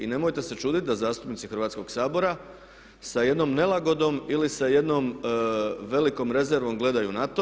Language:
Croatian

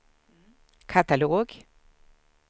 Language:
Swedish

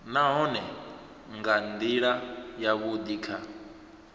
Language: Venda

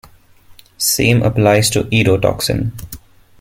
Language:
English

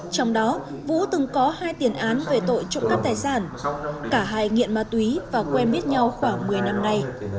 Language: Vietnamese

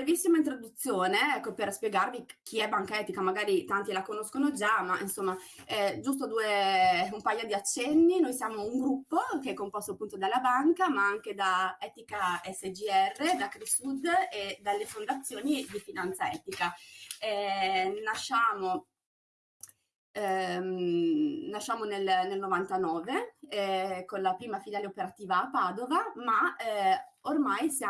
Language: Italian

